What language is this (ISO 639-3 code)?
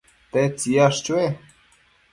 mcf